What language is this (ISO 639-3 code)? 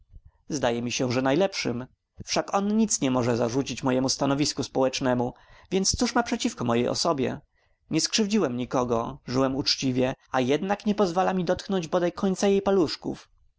pol